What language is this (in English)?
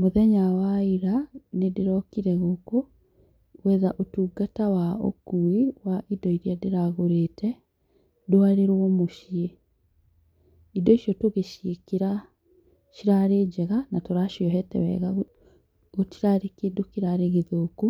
Kikuyu